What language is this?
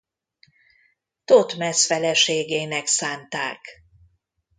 Hungarian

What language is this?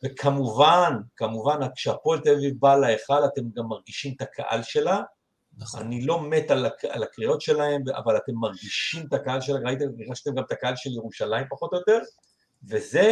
Hebrew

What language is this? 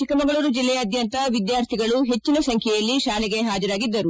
Kannada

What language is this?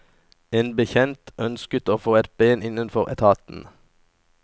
Norwegian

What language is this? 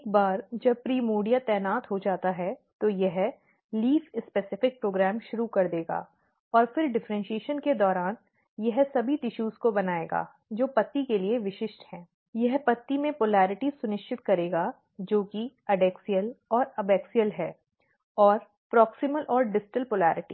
Hindi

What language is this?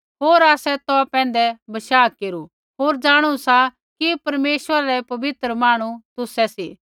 Kullu Pahari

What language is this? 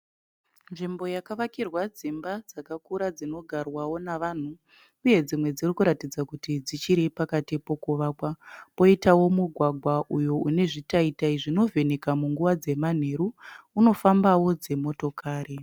Shona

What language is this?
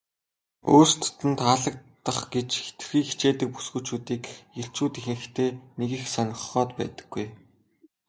Mongolian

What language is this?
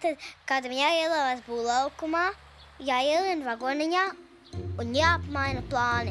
Dutch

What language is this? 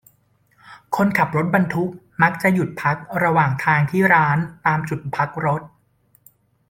Thai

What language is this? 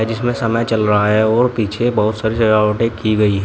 Hindi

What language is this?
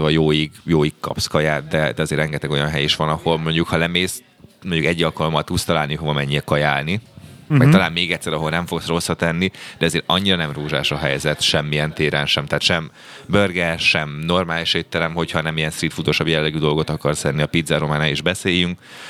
Hungarian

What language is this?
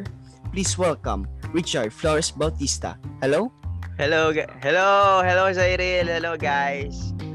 Filipino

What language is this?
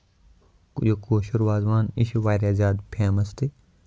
Kashmiri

